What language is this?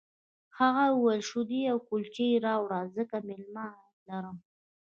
Pashto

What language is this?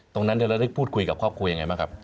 Thai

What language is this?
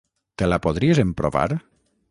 Catalan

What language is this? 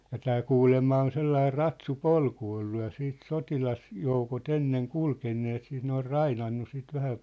Finnish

